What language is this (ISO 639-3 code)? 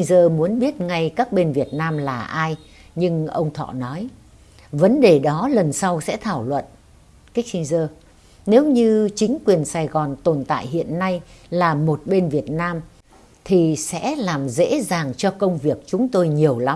vie